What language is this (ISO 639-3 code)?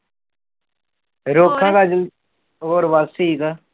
pan